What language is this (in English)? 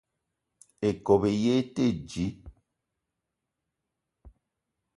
Eton (Cameroon)